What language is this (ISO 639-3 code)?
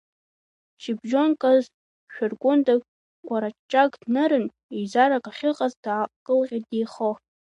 abk